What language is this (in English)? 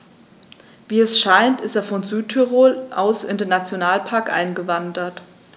German